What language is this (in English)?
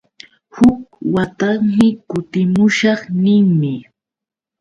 Yauyos Quechua